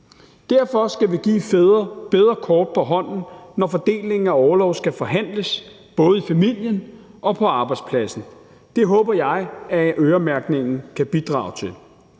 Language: Danish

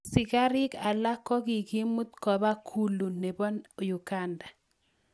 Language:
Kalenjin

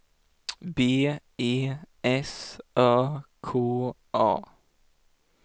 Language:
Swedish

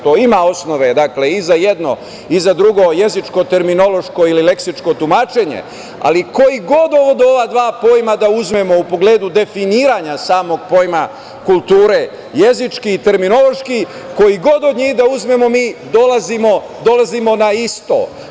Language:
Serbian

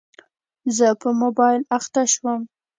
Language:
Pashto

